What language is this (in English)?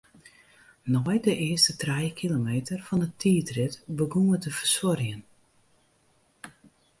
Western Frisian